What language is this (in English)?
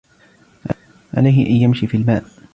Arabic